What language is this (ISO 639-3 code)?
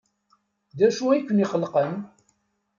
kab